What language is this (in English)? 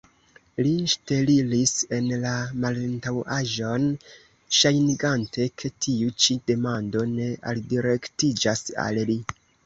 Esperanto